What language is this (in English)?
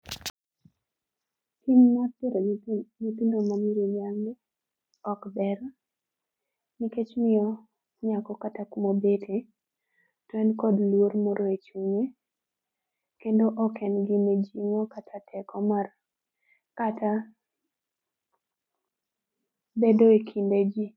Luo (Kenya and Tanzania)